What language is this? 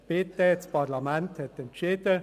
Swiss German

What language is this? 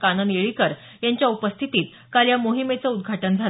Marathi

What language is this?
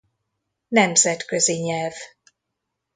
Hungarian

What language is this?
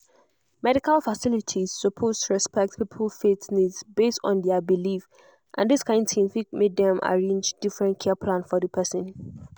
Nigerian Pidgin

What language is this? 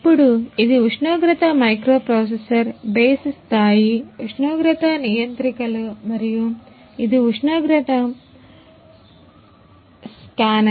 Telugu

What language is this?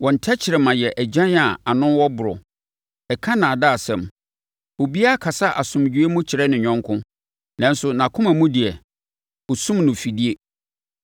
Akan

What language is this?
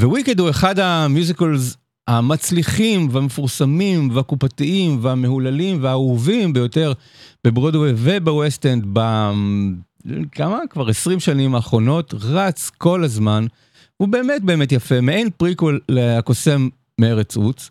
Hebrew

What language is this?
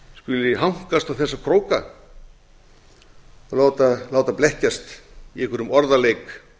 Icelandic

